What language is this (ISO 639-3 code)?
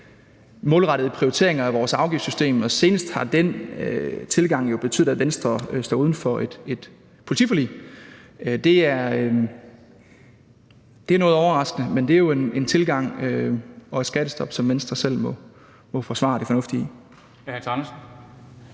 dan